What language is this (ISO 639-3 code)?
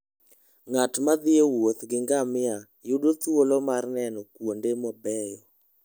luo